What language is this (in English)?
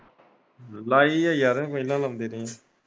Punjabi